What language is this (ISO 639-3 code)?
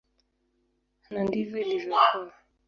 swa